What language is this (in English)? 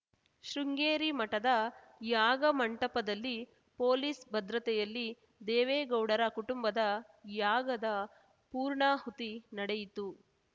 Kannada